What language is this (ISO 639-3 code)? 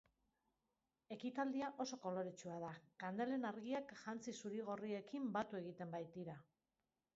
eus